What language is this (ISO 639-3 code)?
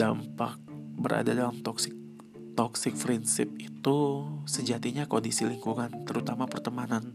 ind